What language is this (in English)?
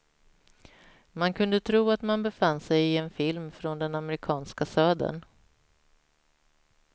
Swedish